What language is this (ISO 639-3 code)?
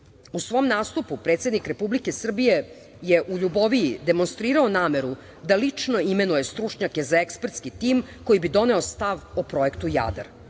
srp